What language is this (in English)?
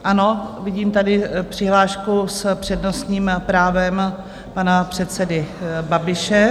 Czech